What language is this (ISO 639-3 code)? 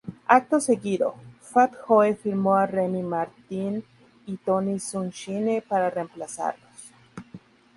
spa